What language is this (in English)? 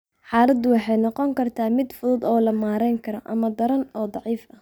Somali